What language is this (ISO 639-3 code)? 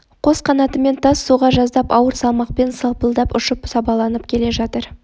kaz